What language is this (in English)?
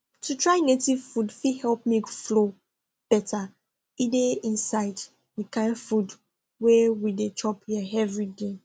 Nigerian Pidgin